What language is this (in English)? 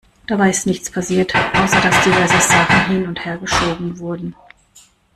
German